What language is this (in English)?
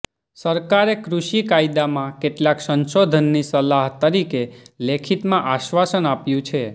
Gujarati